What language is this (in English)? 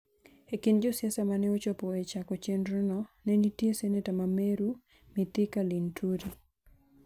Luo (Kenya and Tanzania)